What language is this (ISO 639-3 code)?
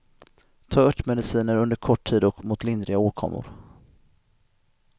swe